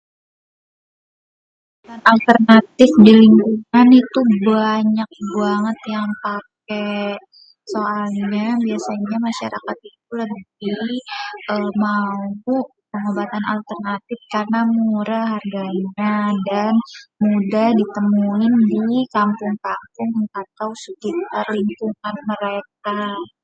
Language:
Betawi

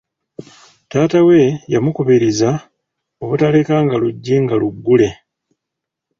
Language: Ganda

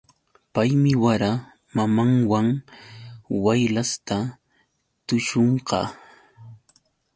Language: Yauyos Quechua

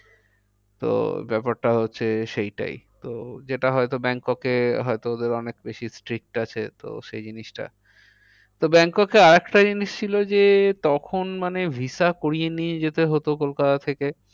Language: Bangla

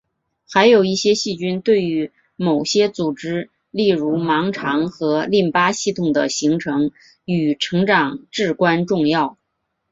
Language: Chinese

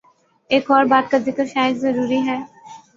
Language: Urdu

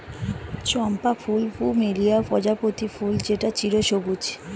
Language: Bangla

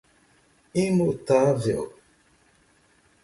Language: Portuguese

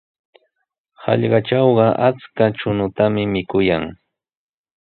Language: Sihuas Ancash Quechua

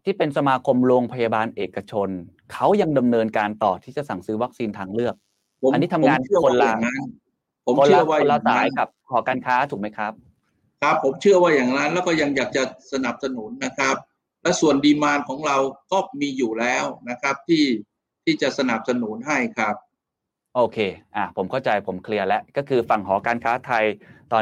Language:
Thai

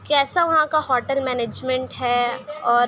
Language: Urdu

